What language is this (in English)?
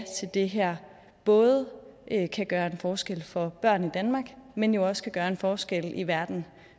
Danish